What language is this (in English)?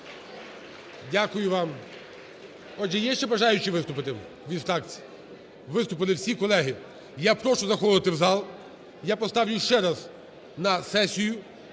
Ukrainian